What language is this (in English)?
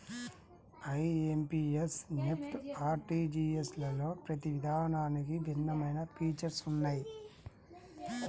Telugu